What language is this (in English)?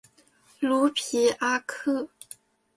Chinese